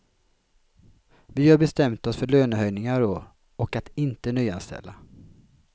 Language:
Swedish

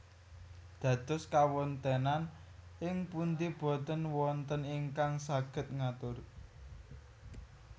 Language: Javanese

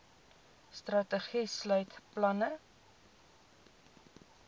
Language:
Afrikaans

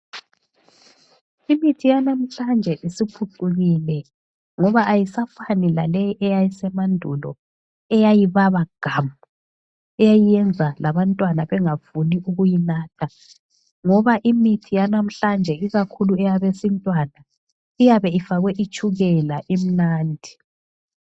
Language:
North Ndebele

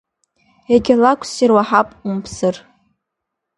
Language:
Abkhazian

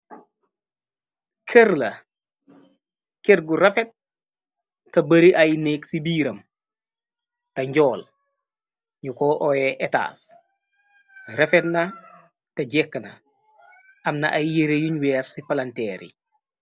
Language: Wolof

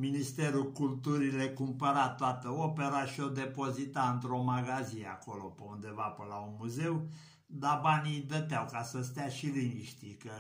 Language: Romanian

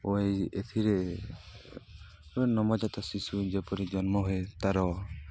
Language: Odia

